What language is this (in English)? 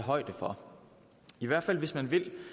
Danish